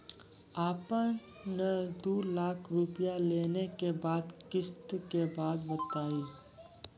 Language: Maithili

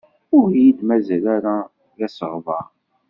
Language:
Kabyle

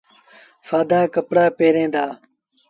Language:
Sindhi Bhil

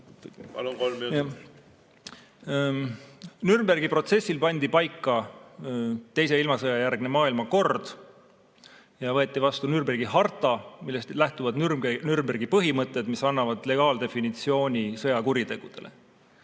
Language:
Estonian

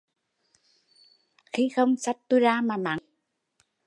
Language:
Vietnamese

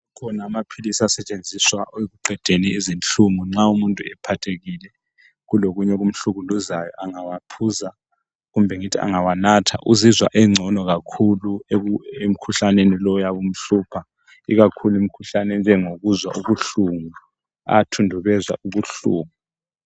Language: North Ndebele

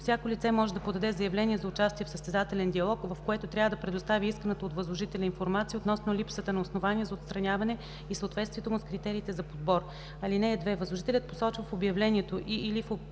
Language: Bulgarian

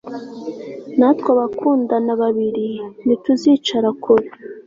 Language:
Kinyarwanda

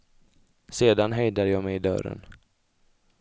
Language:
Swedish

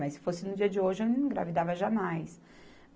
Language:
Portuguese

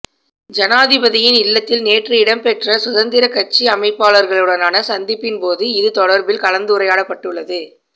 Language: Tamil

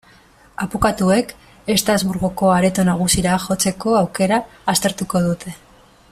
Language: Basque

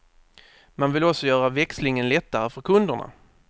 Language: Swedish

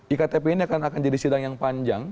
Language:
Indonesian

